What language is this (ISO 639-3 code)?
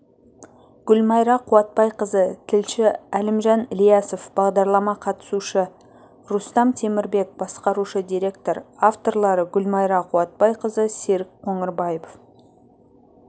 kaz